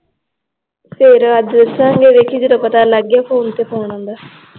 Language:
Punjabi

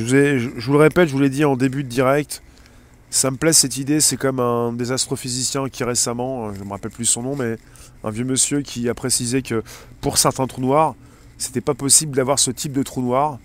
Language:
French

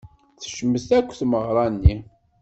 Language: Kabyle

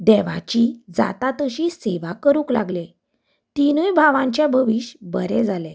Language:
Konkani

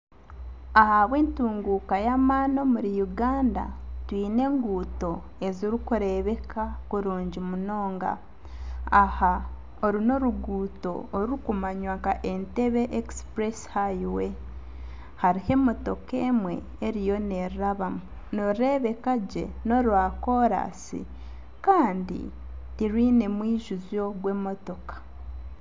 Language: Nyankole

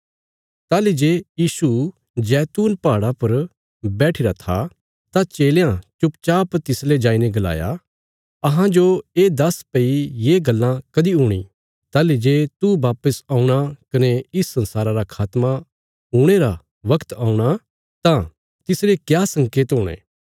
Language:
Bilaspuri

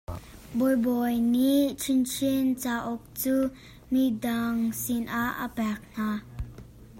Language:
Hakha Chin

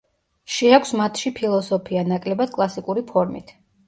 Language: Georgian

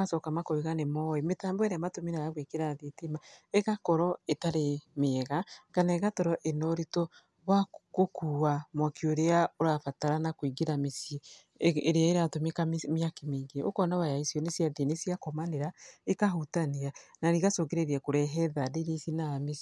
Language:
Kikuyu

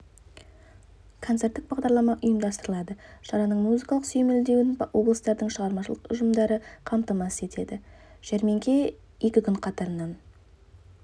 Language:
Kazakh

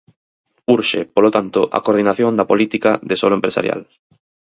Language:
Galician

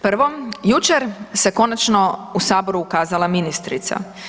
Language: Croatian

